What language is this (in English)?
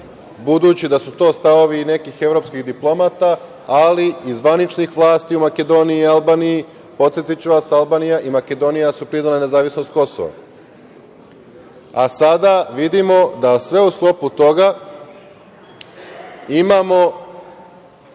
Serbian